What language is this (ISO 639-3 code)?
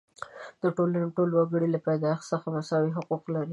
pus